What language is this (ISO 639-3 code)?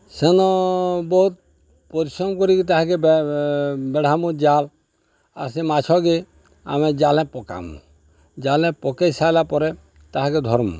ori